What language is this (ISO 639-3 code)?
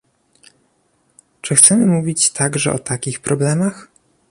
pol